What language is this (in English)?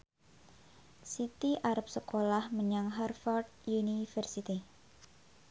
Javanese